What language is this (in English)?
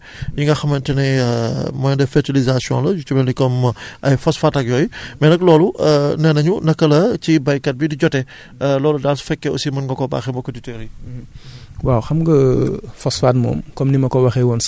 Wolof